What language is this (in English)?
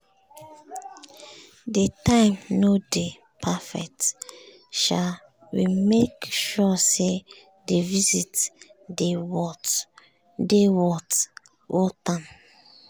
Nigerian Pidgin